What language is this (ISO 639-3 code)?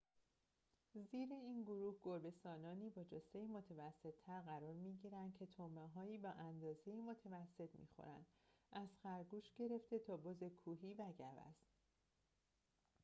fas